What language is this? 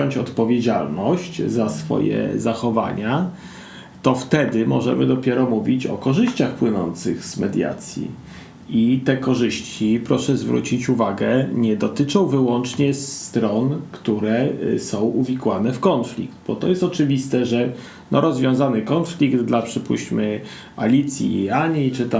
Polish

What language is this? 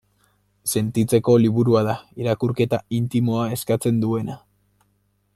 Basque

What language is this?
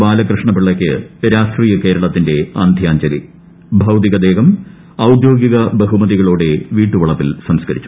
Malayalam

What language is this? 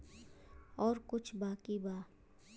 Bhojpuri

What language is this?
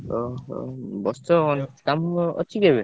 Odia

